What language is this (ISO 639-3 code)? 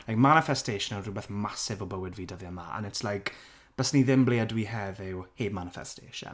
cym